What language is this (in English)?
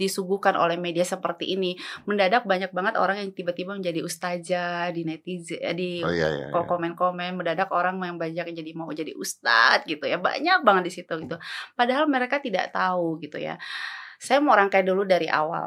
Indonesian